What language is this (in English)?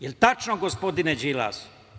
Serbian